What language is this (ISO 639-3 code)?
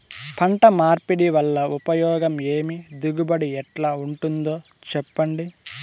tel